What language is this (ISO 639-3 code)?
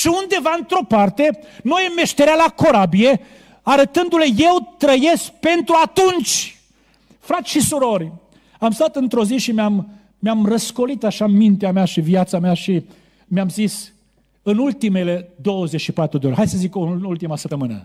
ron